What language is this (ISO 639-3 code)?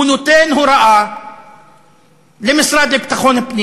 heb